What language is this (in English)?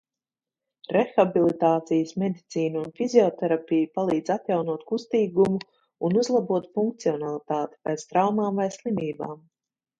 Latvian